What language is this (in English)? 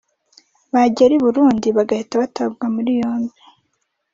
Kinyarwanda